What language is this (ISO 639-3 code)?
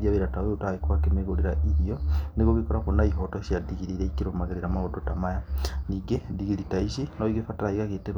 kik